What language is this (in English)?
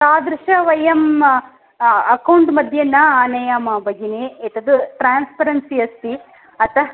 Sanskrit